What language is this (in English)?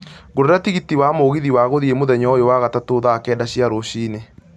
Kikuyu